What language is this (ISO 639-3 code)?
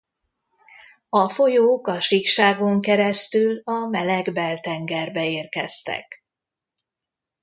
hun